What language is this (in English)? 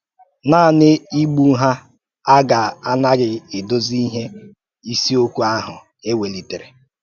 Igbo